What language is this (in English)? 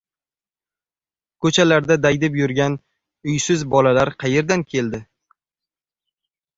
Uzbek